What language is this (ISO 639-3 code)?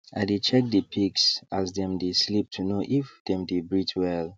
pcm